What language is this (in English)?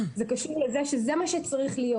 Hebrew